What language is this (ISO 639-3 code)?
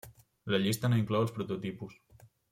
cat